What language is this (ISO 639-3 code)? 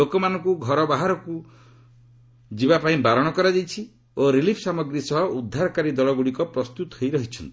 ori